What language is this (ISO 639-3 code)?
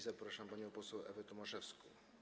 pol